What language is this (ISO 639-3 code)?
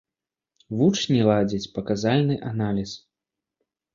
bel